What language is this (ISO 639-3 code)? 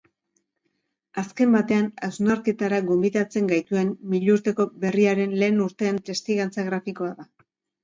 eus